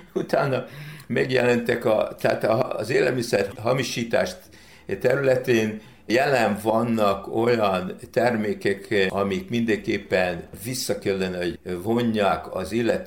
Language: Hungarian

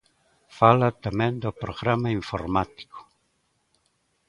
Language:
Galician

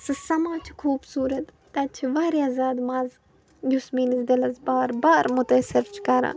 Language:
Kashmiri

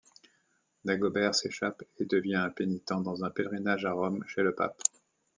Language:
French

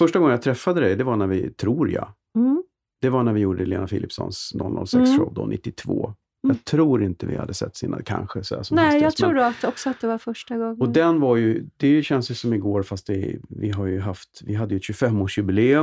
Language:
Swedish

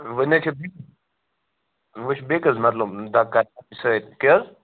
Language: Kashmiri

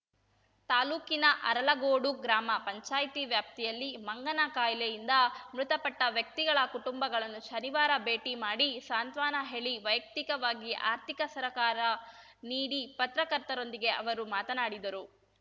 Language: Kannada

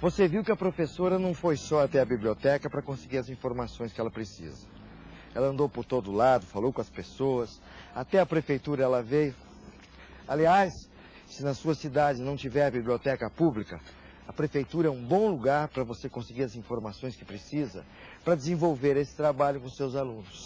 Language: Portuguese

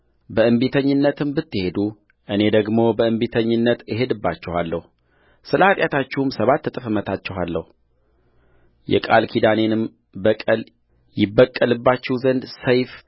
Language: Amharic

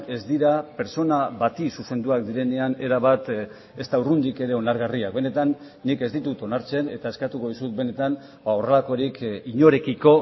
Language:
Basque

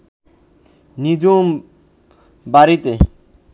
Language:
Bangla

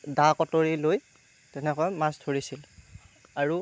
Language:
Assamese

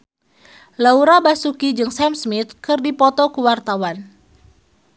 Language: Sundanese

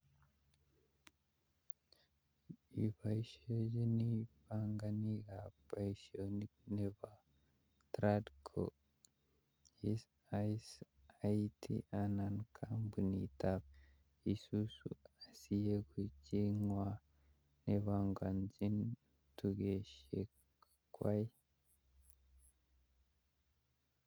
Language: Kalenjin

